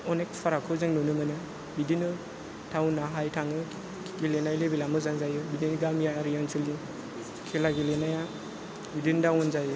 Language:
Bodo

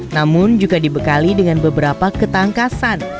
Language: Indonesian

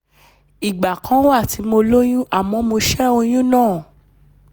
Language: Yoruba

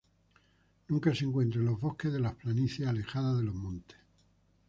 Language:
Spanish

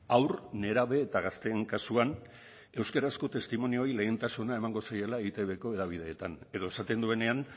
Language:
Basque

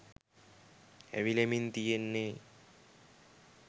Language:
Sinhala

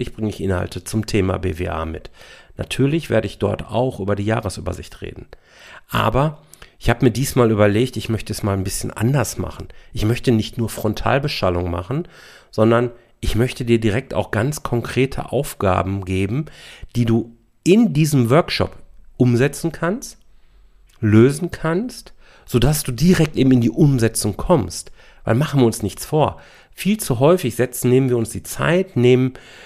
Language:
German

